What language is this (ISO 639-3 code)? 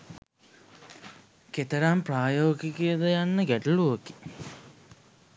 sin